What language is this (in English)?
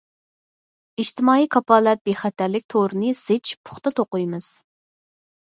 Uyghur